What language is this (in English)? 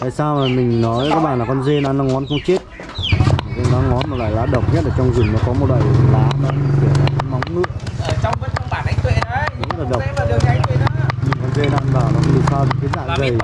Vietnamese